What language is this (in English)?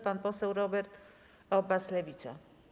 Polish